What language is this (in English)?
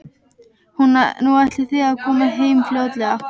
Icelandic